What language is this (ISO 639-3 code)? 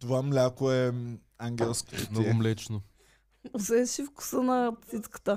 bul